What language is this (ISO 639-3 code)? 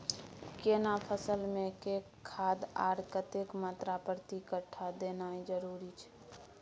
mai